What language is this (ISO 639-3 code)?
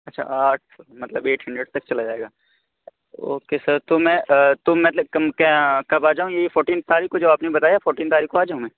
urd